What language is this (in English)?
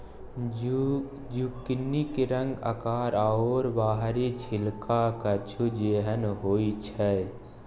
Maithili